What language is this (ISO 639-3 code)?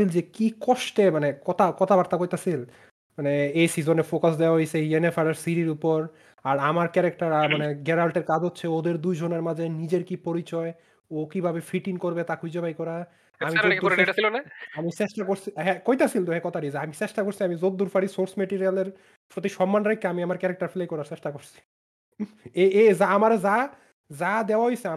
ben